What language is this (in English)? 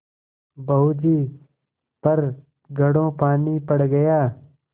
Hindi